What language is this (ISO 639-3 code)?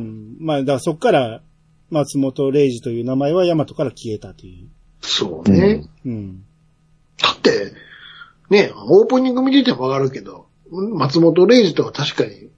jpn